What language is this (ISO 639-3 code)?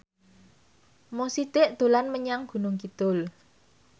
jav